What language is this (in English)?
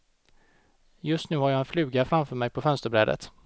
Swedish